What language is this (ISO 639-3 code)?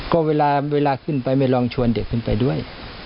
tha